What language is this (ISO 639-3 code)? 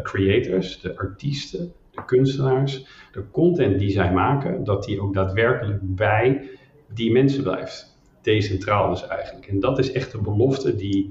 nld